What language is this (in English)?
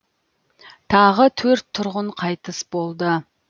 Kazakh